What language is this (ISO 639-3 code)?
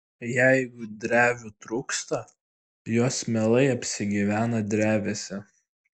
lit